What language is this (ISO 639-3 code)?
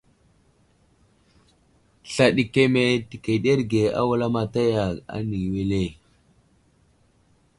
udl